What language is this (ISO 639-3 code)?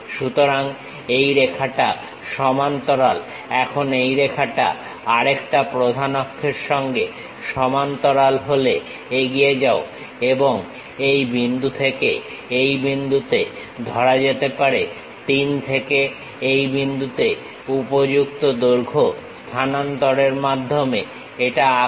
ben